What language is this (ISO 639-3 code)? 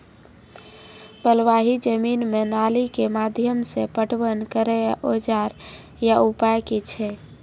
mai